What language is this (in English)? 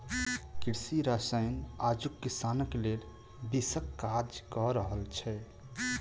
Maithili